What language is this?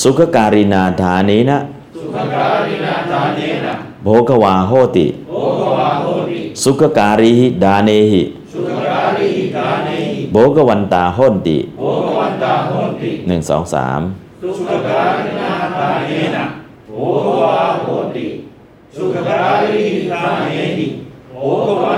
Thai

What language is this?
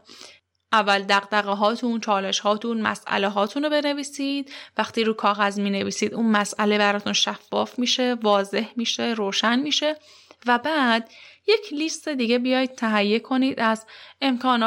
Persian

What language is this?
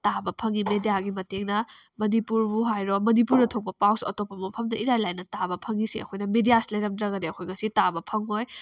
Manipuri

